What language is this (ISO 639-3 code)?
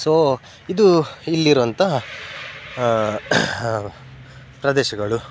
kan